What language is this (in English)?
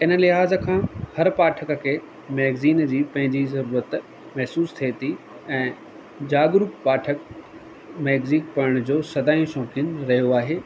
Sindhi